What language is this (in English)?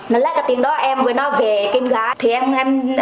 Vietnamese